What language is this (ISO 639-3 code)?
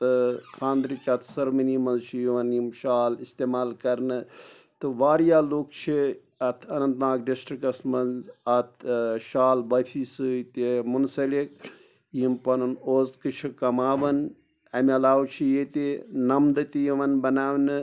kas